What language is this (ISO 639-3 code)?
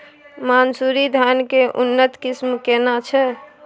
mai